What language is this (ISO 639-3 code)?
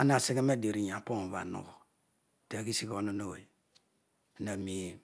odu